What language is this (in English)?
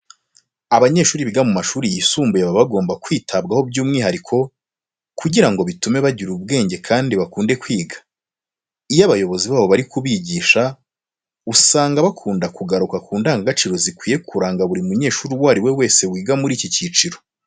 Kinyarwanda